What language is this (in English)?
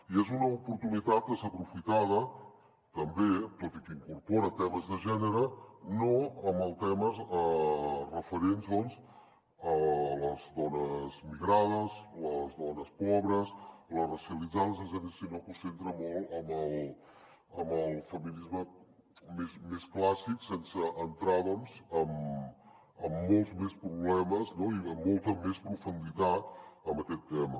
Catalan